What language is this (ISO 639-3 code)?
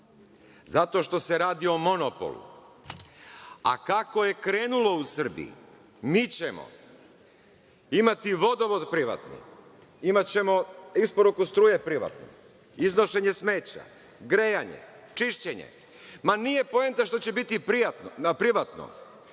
srp